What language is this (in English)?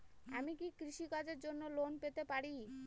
Bangla